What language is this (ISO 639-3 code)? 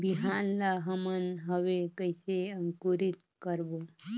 hne